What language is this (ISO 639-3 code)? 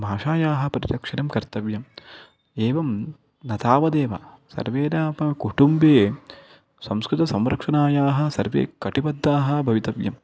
san